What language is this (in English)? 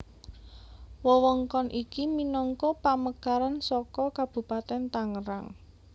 Javanese